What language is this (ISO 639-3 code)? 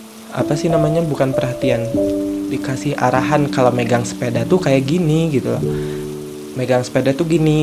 ind